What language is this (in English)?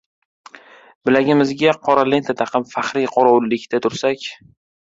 Uzbek